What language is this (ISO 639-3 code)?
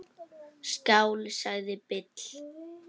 isl